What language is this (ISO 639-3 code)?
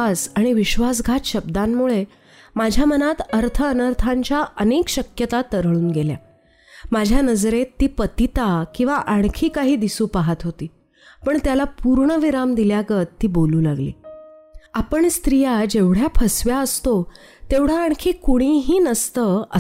mar